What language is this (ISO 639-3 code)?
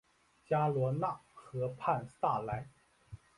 zho